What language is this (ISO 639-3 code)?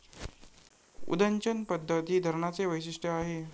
mar